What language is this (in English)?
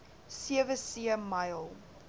Afrikaans